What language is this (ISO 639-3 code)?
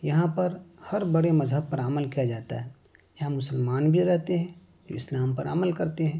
urd